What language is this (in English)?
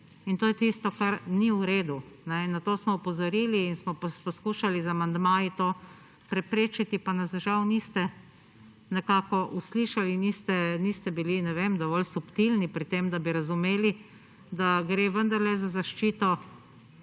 Slovenian